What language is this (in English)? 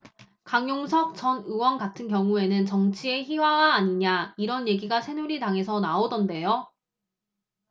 Korean